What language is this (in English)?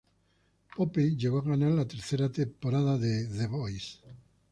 Spanish